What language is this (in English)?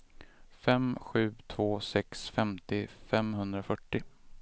Swedish